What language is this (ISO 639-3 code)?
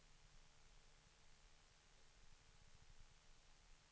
swe